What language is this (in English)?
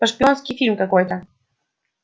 Russian